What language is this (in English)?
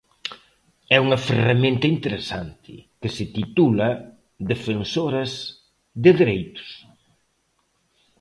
Galician